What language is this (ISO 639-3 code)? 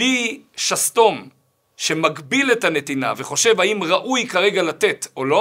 heb